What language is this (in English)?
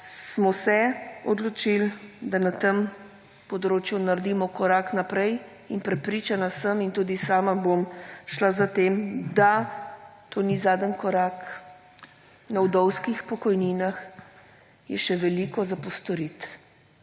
Slovenian